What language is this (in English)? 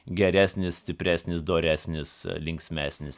Lithuanian